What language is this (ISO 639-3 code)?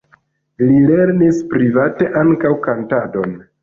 epo